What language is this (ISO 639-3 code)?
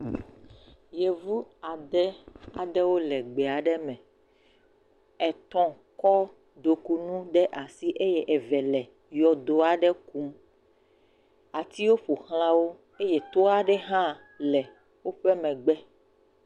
ewe